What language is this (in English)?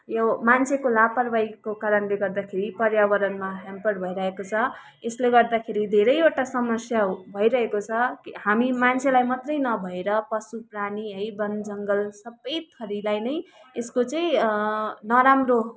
Nepali